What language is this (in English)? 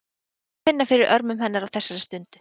Icelandic